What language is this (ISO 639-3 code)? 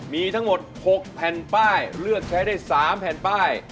tha